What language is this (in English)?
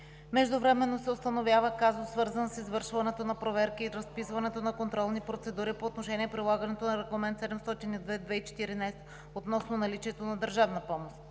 Bulgarian